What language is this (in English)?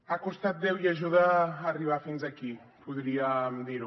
Catalan